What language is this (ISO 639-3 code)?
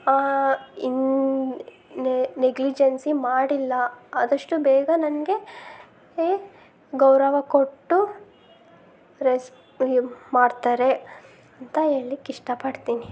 kan